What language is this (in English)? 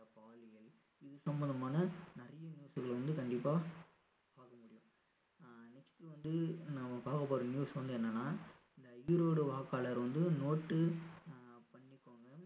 Tamil